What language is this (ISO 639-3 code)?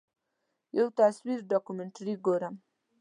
pus